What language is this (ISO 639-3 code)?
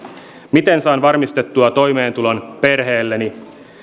fin